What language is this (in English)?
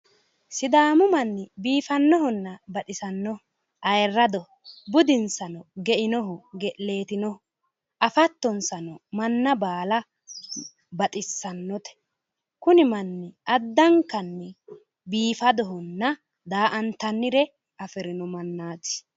Sidamo